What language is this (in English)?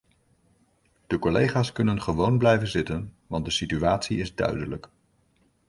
Dutch